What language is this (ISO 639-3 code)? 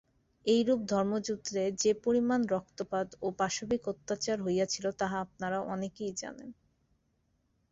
ben